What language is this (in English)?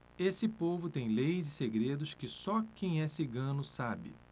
Portuguese